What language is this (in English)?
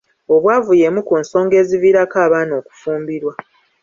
Ganda